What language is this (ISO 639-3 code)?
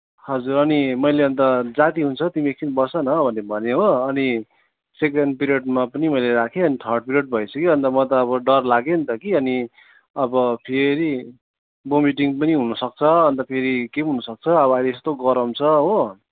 nep